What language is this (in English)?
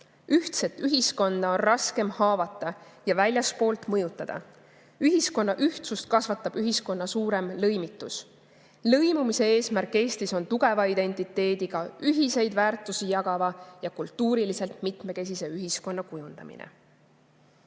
Estonian